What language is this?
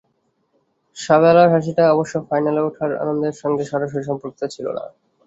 Bangla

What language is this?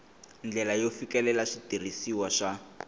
Tsonga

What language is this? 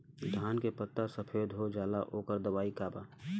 Bhojpuri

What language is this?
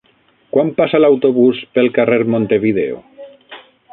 Catalan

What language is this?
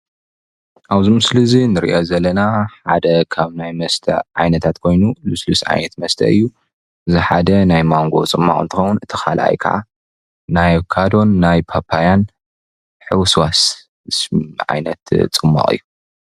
Tigrinya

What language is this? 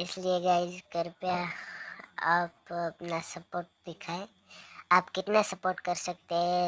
Hindi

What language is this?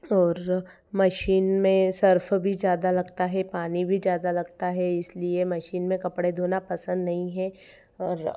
Hindi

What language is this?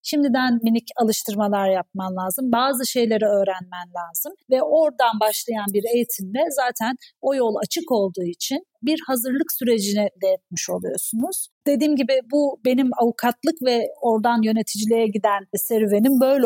Turkish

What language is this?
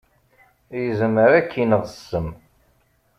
Kabyle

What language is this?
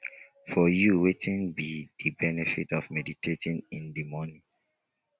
Nigerian Pidgin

